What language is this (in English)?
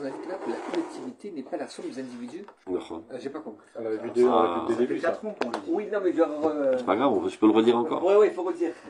French